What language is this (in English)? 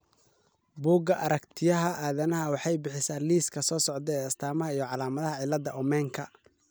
Somali